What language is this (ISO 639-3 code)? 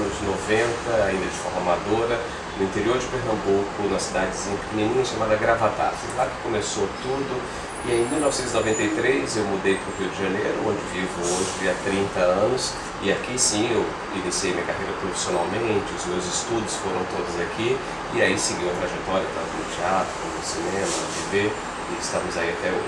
por